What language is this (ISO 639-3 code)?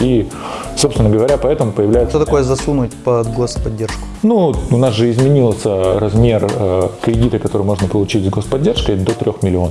rus